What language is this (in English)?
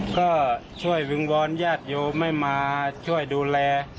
Thai